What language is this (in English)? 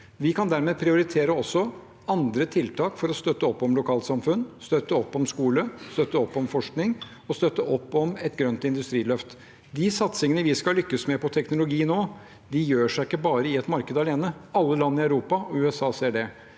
Norwegian